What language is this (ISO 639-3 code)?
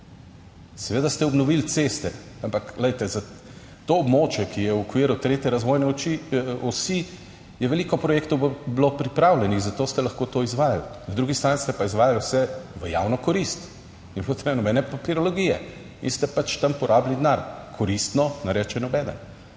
slv